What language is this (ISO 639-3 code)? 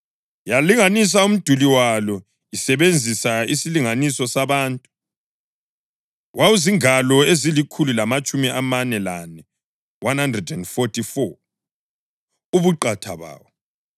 nde